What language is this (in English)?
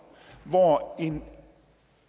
Danish